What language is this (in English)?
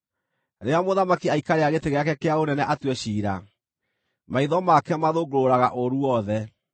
Kikuyu